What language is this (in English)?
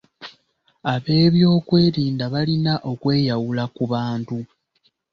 Ganda